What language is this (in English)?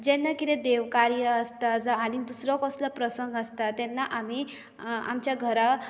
Konkani